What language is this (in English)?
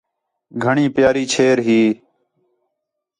Khetrani